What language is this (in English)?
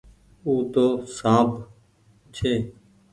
Goaria